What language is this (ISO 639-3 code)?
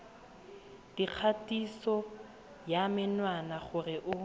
tsn